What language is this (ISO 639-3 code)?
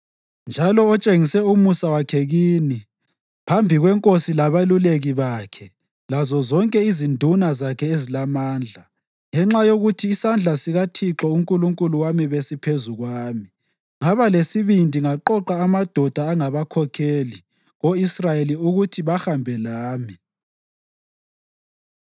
nde